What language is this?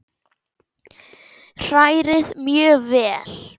Icelandic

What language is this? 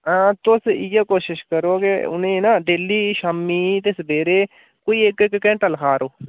Dogri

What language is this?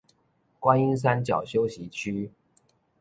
Chinese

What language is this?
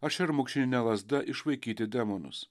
Lithuanian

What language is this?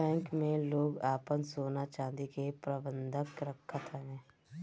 Bhojpuri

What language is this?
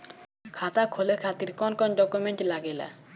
Bhojpuri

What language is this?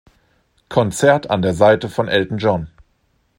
German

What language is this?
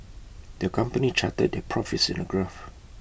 English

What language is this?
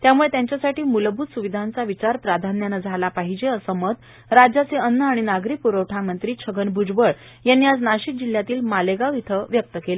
Marathi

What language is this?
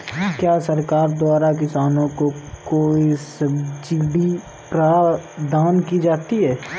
Hindi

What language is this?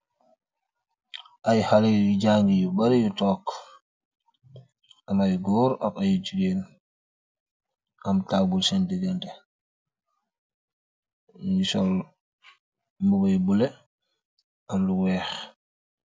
Wolof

